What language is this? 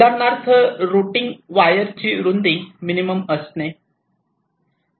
Marathi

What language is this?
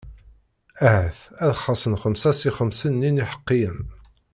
Kabyle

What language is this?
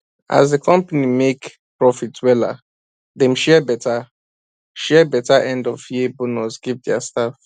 Nigerian Pidgin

